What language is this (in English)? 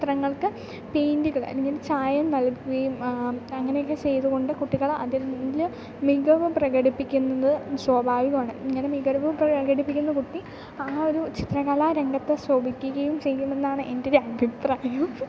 Malayalam